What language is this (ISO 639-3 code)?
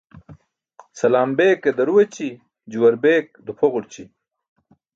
bsk